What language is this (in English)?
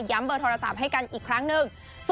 Thai